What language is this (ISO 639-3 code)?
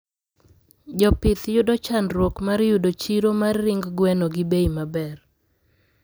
luo